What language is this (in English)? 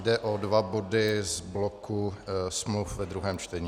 Czech